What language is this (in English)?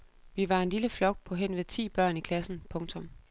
Danish